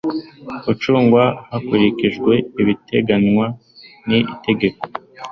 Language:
Kinyarwanda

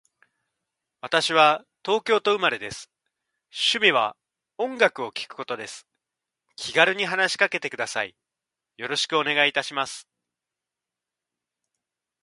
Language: Japanese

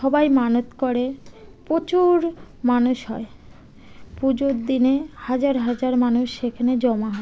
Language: Bangla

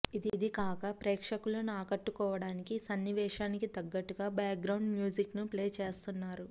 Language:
Telugu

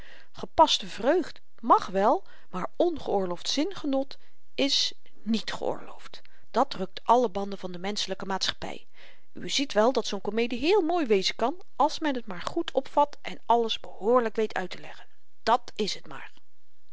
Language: Dutch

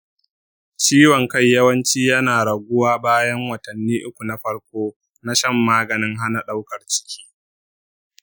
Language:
Hausa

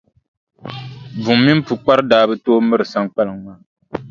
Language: Dagbani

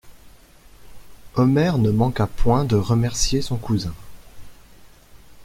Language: French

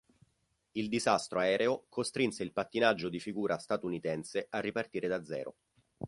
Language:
Italian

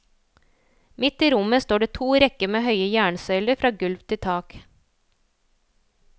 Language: Norwegian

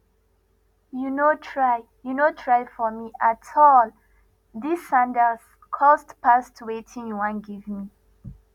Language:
Nigerian Pidgin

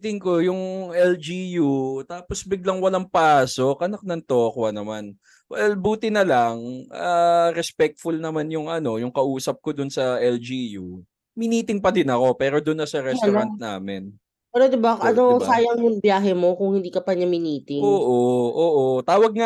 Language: Filipino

